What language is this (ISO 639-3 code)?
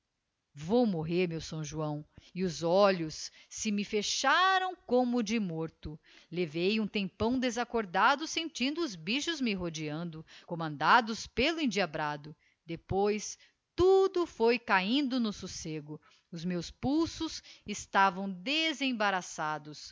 por